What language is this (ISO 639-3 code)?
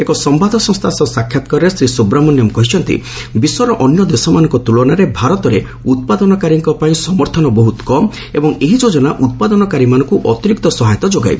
ori